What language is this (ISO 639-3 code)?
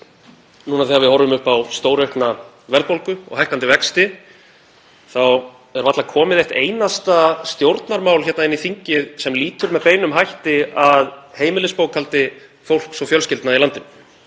isl